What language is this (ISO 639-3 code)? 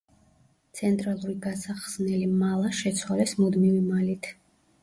kat